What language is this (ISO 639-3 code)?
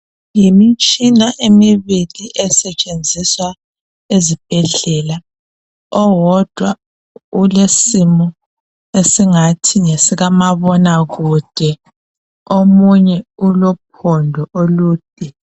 nde